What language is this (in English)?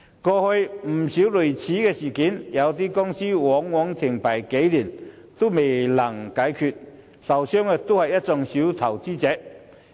Cantonese